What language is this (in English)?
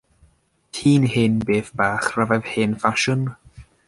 Welsh